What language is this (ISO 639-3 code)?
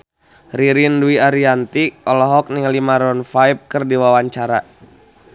sun